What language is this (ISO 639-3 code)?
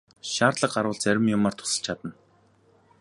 mon